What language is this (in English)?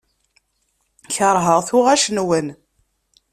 Kabyle